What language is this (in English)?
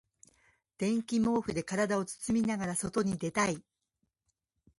Japanese